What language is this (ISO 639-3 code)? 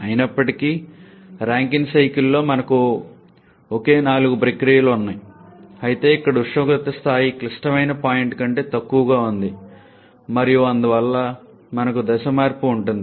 tel